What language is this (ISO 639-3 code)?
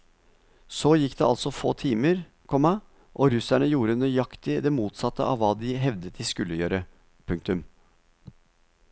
nor